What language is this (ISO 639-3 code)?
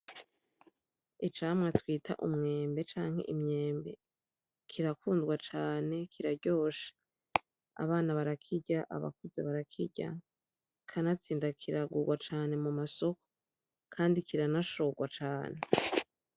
run